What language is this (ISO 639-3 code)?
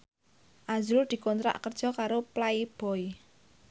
jav